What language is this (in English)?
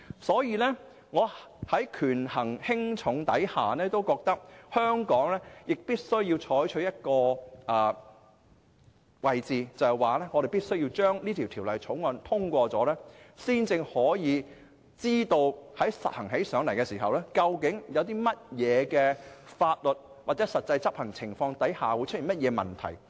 Cantonese